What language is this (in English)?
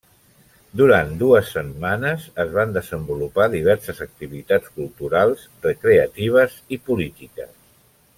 Catalan